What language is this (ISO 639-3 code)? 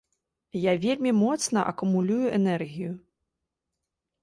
bel